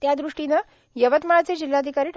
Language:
Marathi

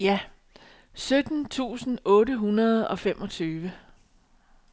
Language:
Danish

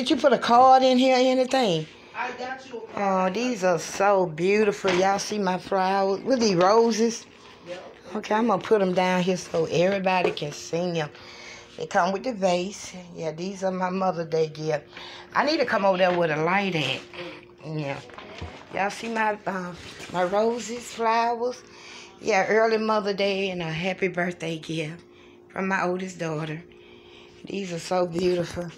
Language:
English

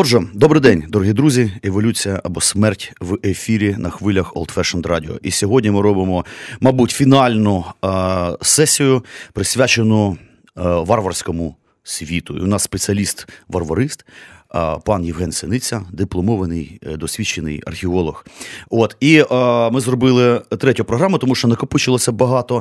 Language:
Ukrainian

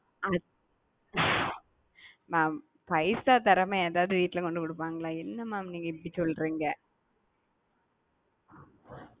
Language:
Tamil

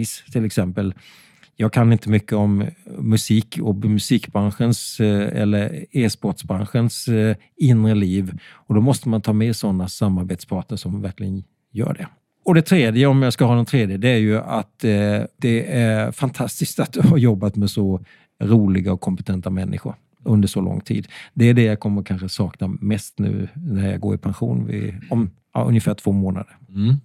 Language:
Swedish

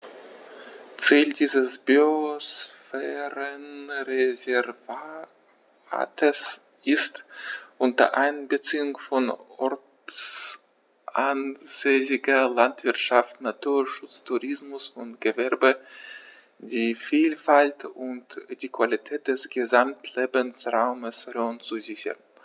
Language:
German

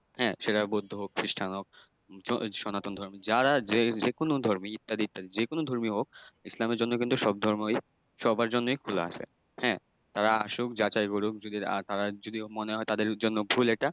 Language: Bangla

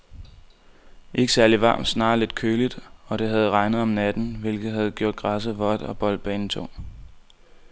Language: Danish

